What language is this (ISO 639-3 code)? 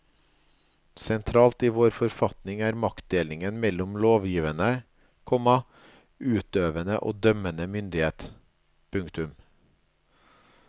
nor